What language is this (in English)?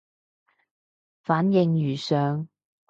Cantonese